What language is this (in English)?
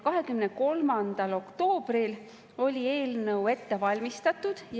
Estonian